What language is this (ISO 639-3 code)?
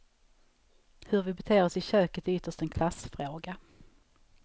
swe